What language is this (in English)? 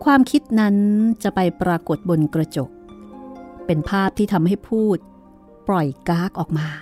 Thai